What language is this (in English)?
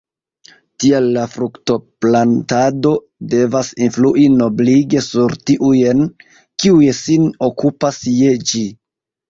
Esperanto